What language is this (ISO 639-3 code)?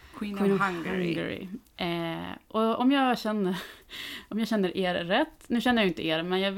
swe